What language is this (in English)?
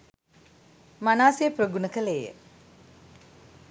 Sinhala